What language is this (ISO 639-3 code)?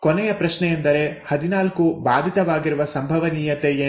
kan